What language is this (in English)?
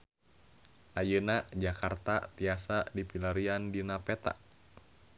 Sundanese